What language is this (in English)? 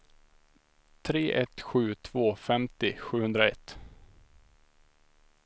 Swedish